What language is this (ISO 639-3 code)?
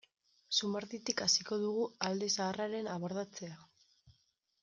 eus